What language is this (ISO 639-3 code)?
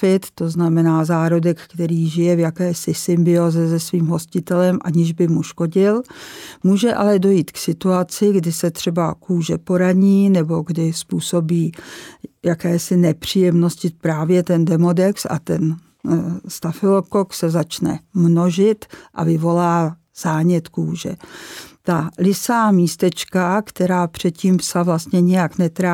ces